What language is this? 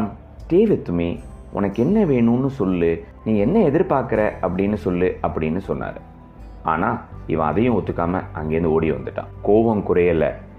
Tamil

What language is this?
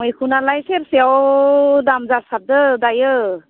Bodo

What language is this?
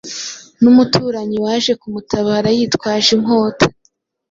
Kinyarwanda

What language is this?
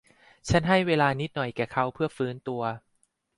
Thai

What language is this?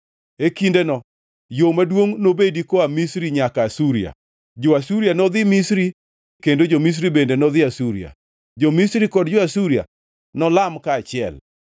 Luo (Kenya and Tanzania)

